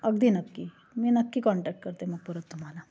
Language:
Marathi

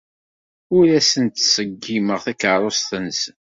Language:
Kabyle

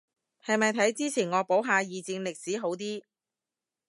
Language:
Cantonese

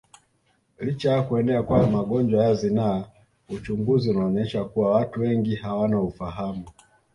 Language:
Swahili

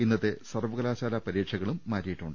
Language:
Malayalam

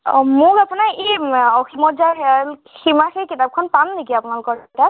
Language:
Assamese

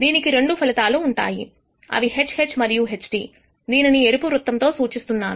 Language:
Telugu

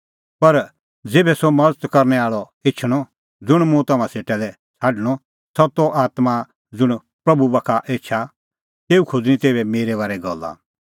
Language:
Kullu Pahari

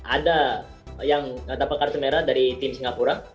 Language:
Indonesian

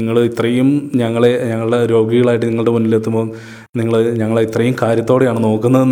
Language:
Malayalam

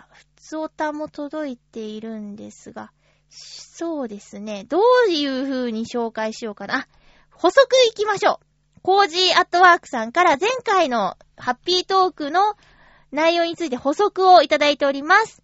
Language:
Japanese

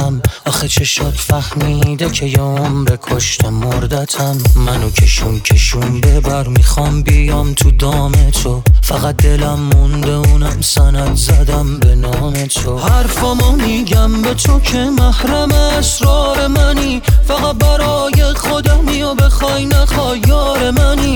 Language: Persian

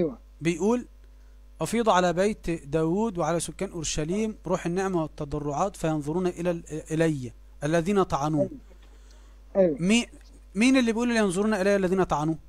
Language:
Arabic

